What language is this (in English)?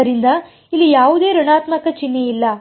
Kannada